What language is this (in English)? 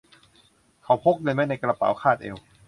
Thai